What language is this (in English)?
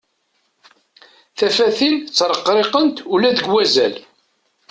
Kabyle